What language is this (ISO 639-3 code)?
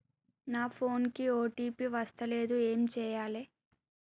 tel